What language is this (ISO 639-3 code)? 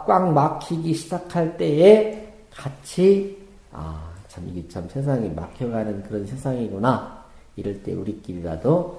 kor